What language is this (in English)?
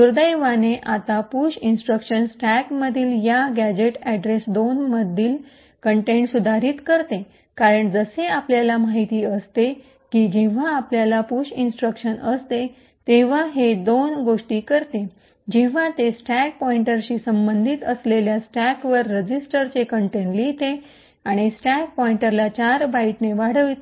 Marathi